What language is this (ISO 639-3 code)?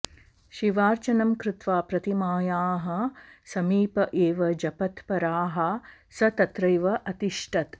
san